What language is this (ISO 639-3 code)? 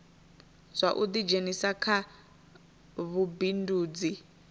ven